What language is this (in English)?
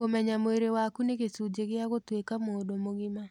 Kikuyu